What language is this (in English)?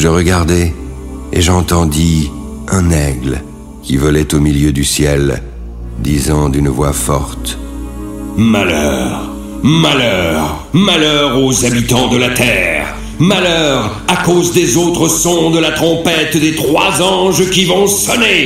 French